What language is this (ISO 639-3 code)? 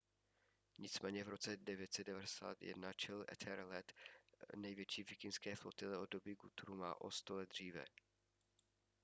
ces